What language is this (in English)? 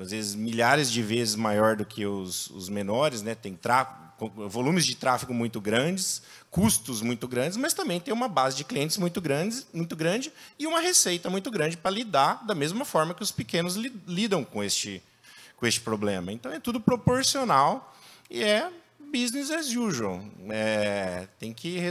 Portuguese